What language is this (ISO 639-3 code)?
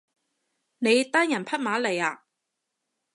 yue